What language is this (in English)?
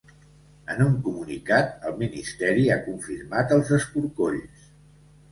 Catalan